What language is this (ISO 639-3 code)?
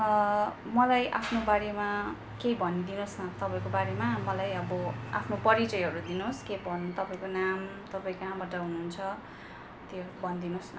nep